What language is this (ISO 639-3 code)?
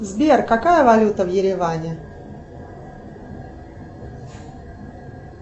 rus